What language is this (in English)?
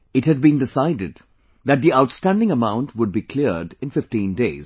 English